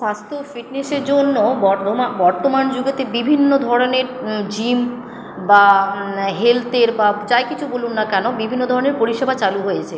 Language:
Bangla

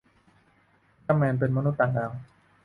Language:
Thai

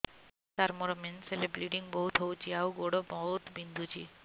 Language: Odia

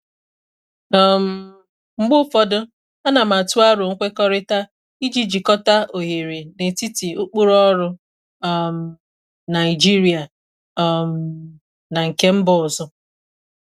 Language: Igbo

